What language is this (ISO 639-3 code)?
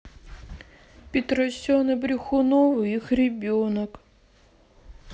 rus